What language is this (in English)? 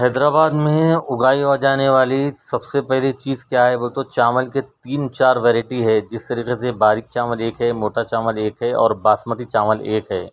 Urdu